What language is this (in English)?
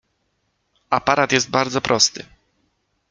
Polish